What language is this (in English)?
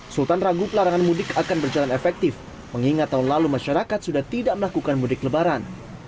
Indonesian